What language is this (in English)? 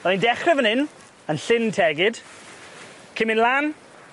Welsh